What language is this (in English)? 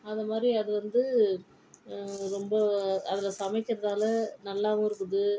Tamil